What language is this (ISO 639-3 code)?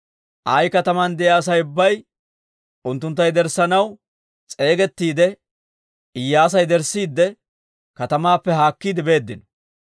dwr